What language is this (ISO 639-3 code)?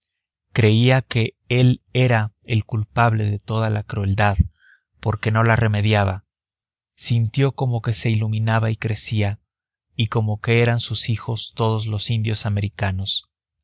spa